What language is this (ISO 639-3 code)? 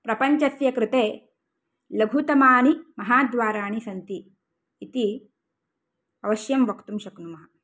san